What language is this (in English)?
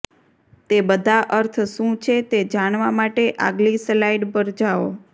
Gujarati